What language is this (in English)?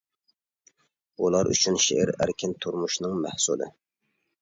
Uyghur